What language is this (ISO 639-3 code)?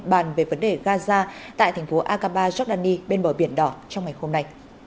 vie